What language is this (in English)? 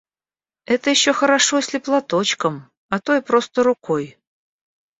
Russian